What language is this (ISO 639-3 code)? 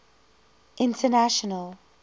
eng